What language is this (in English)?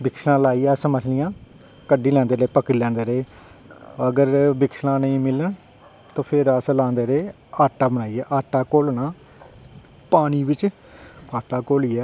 Dogri